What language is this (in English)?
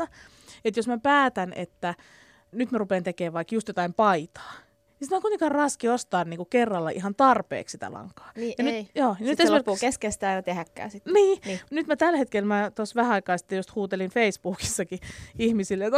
Finnish